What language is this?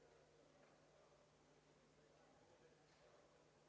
Serbian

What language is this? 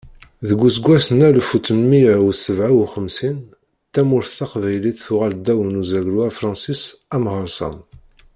Kabyle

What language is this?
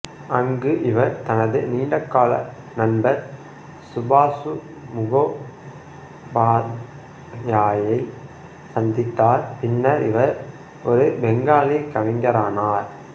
Tamil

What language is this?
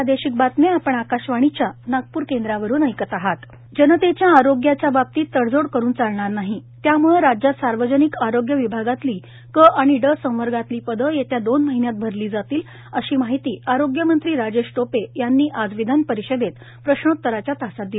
Marathi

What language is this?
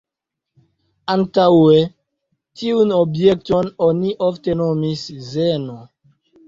Esperanto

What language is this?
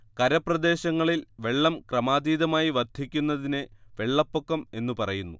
Malayalam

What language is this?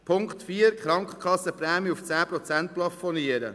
Swiss German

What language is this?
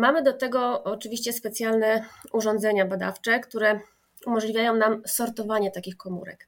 Polish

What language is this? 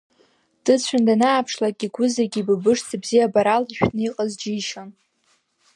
Abkhazian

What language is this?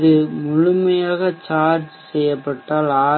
Tamil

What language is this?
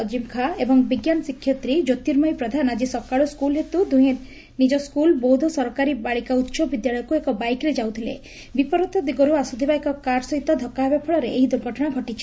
Odia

